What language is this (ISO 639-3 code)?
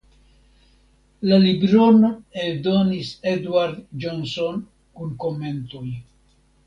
epo